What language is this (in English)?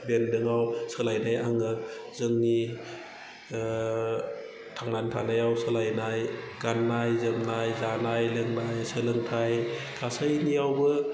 Bodo